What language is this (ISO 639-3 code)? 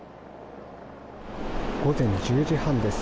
jpn